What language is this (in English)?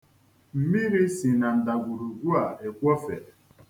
Igbo